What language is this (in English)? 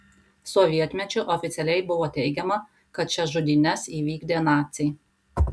Lithuanian